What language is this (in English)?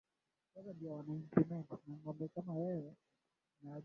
Swahili